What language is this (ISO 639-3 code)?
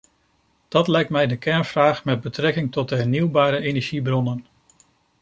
nld